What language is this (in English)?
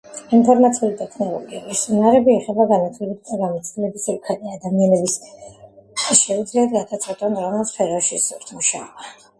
Georgian